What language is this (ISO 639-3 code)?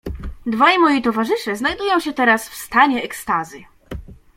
pol